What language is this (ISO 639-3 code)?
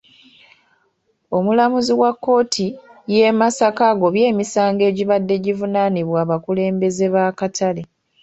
lug